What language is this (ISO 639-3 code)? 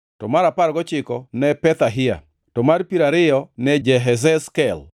luo